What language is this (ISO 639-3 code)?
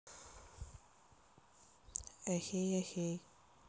rus